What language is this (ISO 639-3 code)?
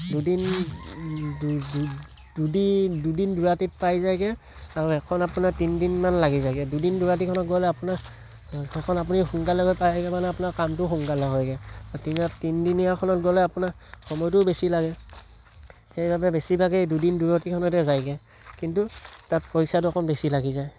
asm